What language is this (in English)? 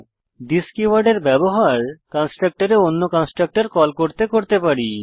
Bangla